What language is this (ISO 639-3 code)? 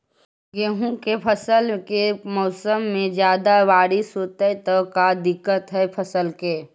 mag